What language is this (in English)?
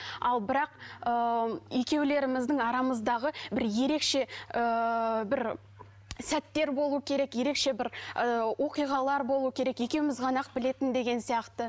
Kazakh